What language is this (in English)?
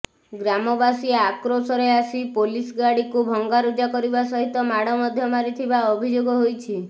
Odia